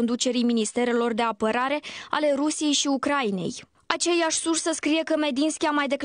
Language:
Romanian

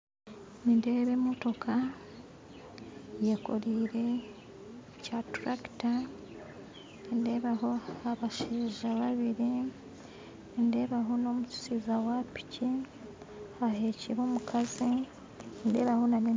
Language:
Nyankole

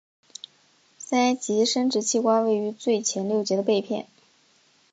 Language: Chinese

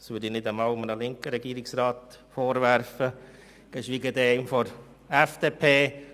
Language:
Swiss German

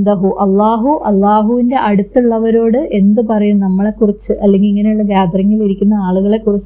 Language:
Malayalam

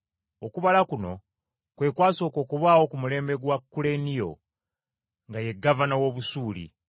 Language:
Ganda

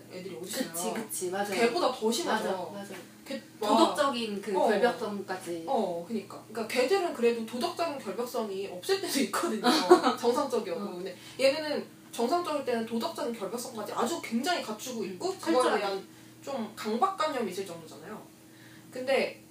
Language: Korean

